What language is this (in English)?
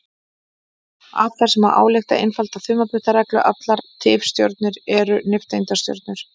Icelandic